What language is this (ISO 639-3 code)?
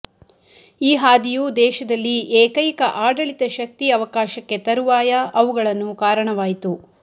kan